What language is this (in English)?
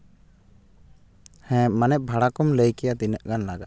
Santali